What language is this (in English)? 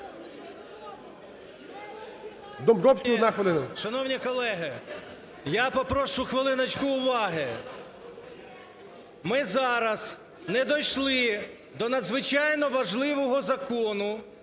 Ukrainian